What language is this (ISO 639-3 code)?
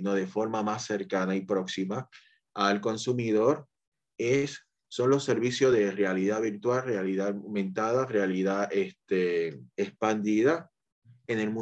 spa